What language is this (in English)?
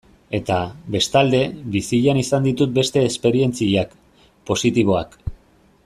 Basque